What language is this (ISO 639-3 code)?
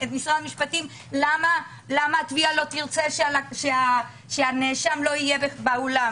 heb